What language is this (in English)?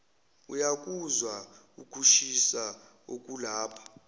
Zulu